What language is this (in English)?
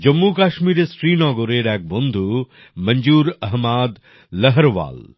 Bangla